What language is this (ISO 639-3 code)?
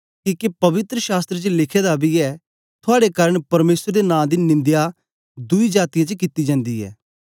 doi